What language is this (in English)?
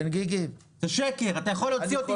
Hebrew